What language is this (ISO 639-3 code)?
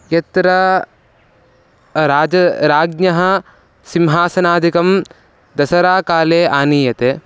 san